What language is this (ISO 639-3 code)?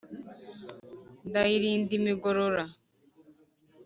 kin